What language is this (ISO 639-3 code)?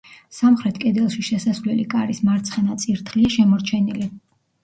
kat